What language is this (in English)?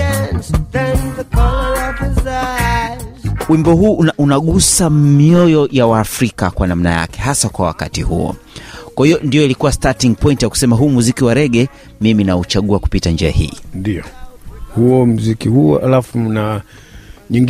Swahili